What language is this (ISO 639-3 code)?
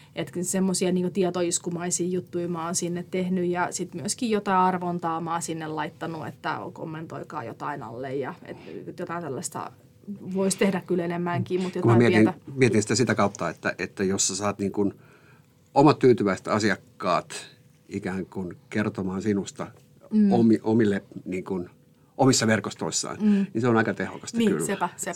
fin